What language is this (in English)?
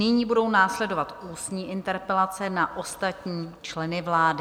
Czech